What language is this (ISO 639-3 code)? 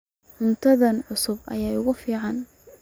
som